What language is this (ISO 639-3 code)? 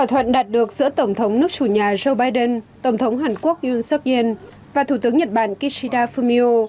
vie